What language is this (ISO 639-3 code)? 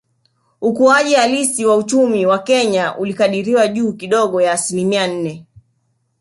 swa